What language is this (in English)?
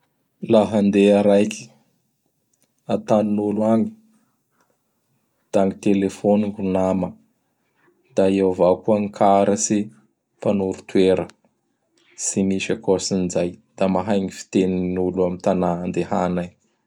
Bara Malagasy